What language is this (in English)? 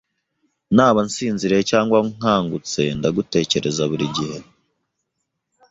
Kinyarwanda